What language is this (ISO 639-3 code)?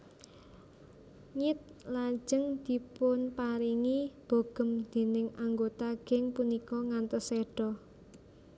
jav